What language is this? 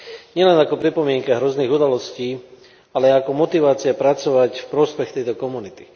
Slovak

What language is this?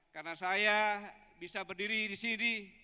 Indonesian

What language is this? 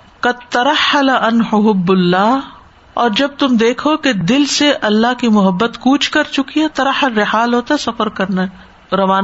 Urdu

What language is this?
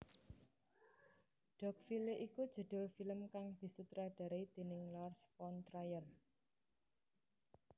Javanese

